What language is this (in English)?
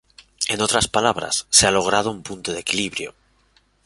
Spanish